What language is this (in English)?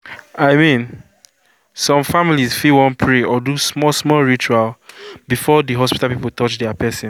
Nigerian Pidgin